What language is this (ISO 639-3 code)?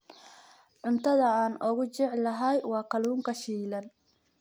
som